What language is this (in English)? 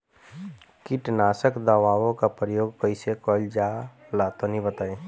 Bhojpuri